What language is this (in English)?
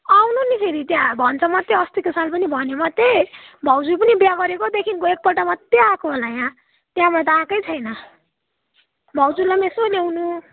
Nepali